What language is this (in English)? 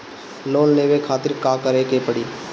Bhojpuri